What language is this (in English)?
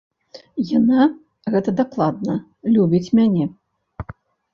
Belarusian